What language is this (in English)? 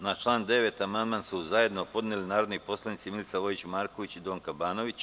Serbian